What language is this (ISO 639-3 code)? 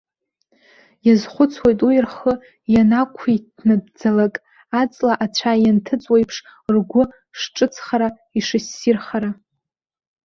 abk